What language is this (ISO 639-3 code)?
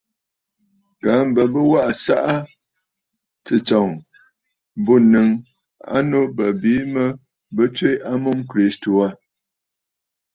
bfd